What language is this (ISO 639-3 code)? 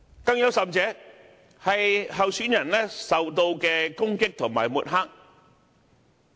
yue